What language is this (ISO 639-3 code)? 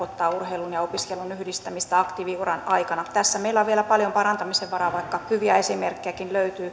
fin